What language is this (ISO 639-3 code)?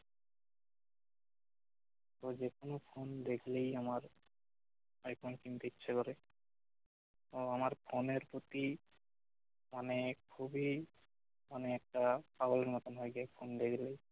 ben